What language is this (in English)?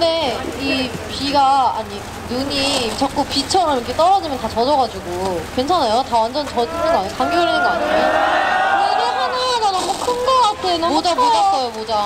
Korean